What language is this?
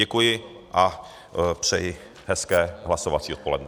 Czech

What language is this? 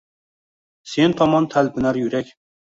Uzbek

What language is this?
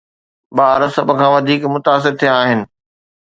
Sindhi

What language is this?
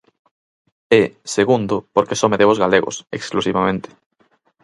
Galician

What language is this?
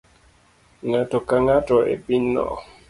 Luo (Kenya and Tanzania)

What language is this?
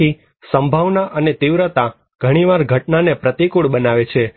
Gujarati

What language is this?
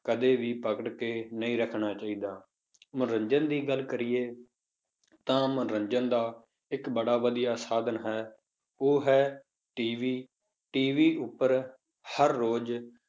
Punjabi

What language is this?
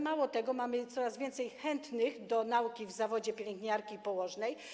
Polish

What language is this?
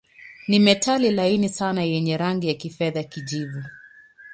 Swahili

